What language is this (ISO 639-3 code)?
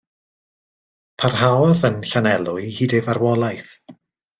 cym